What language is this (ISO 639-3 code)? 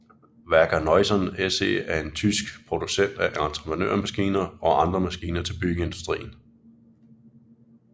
dan